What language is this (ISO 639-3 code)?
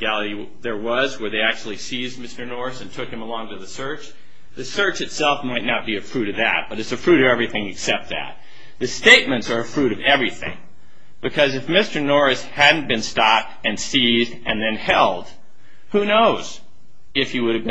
eng